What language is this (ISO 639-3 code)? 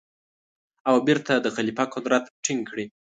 pus